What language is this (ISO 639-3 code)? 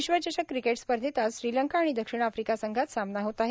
mar